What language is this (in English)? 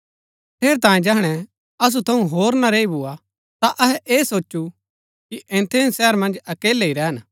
Gaddi